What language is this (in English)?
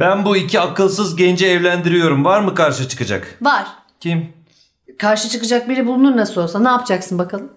Turkish